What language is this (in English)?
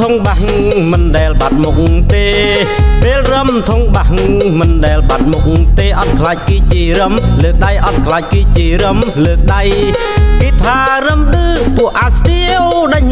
Thai